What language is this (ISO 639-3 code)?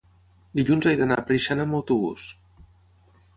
cat